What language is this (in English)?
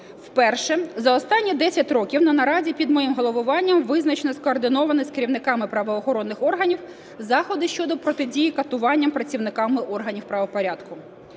Ukrainian